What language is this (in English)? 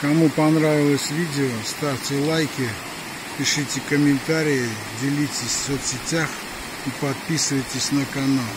Russian